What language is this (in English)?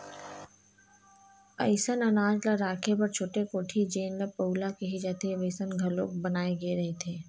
Chhattisgarhi